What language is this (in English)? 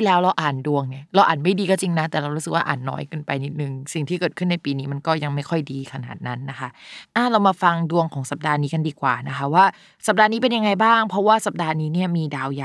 Thai